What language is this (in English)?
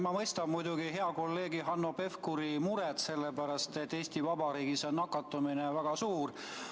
Estonian